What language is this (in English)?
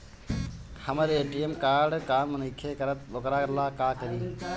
Bhojpuri